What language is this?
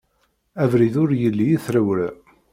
Kabyle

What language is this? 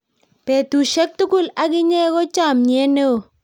Kalenjin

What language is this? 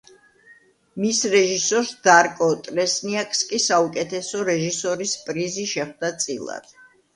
Georgian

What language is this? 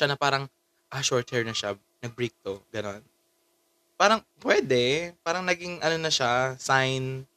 Filipino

